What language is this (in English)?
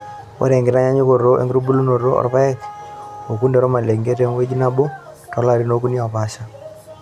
Masai